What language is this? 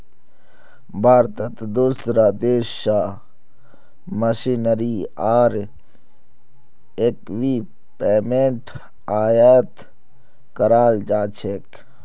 Magahi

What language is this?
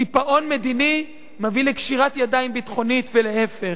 Hebrew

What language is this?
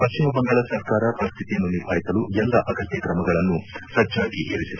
Kannada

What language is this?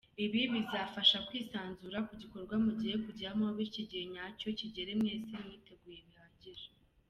Kinyarwanda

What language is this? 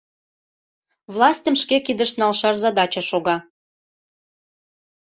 Mari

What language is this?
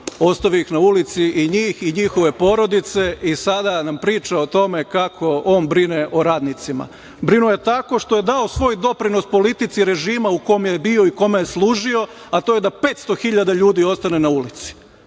Serbian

